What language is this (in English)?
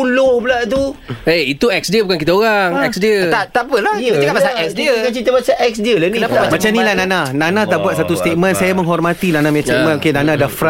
Malay